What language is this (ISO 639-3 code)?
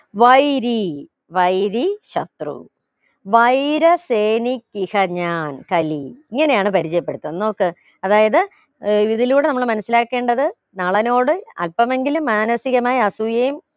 mal